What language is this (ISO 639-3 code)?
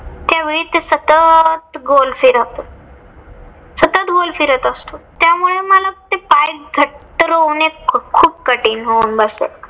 mar